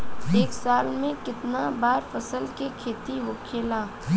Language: Bhojpuri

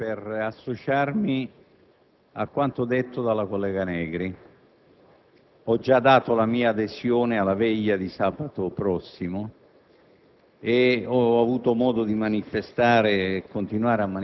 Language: Italian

